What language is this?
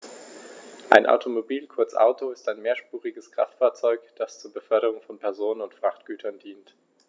German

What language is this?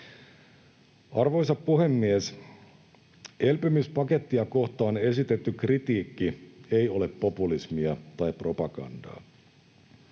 Finnish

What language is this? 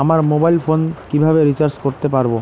Bangla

